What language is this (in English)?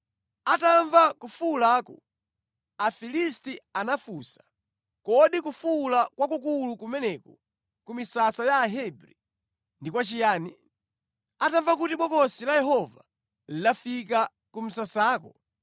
Nyanja